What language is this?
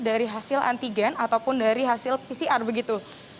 Indonesian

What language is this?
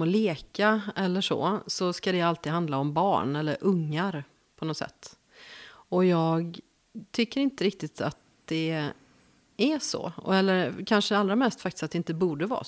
Swedish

